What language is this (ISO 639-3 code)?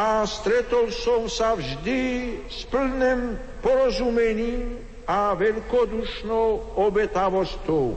slk